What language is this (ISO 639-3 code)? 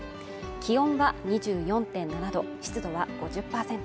jpn